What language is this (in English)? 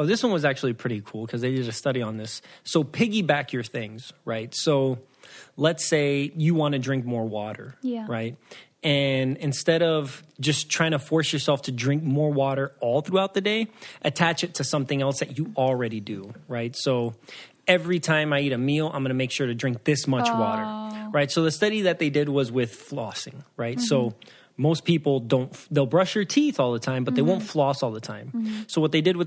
English